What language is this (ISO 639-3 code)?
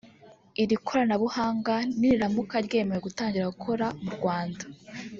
kin